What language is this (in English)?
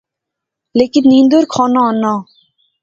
Pahari-Potwari